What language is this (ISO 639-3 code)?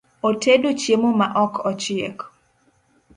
luo